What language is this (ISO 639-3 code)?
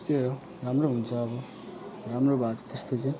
nep